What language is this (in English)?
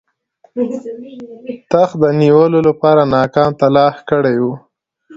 Pashto